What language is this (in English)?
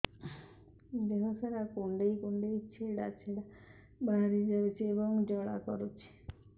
Odia